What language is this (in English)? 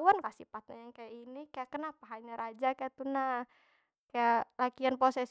Banjar